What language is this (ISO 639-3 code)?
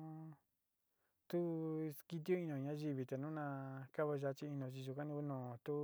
xti